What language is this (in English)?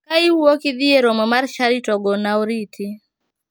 Luo (Kenya and Tanzania)